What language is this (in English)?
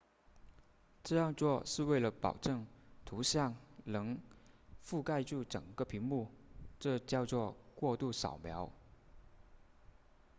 Chinese